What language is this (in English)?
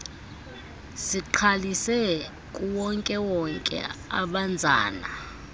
Xhosa